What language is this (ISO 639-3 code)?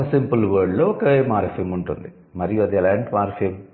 tel